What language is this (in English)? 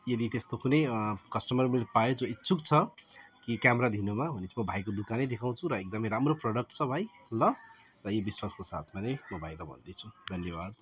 Nepali